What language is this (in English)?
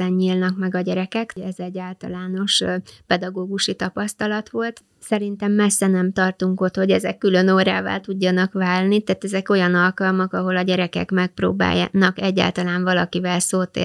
Hungarian